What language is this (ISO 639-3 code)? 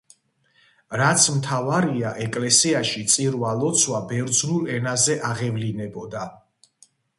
kat